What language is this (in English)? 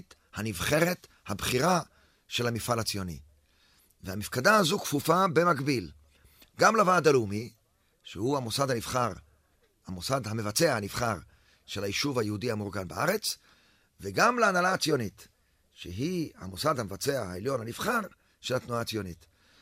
Hebrew